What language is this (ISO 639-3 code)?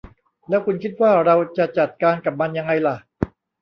tha